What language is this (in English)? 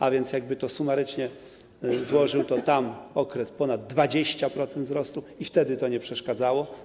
Polish